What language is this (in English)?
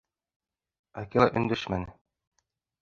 Bashkir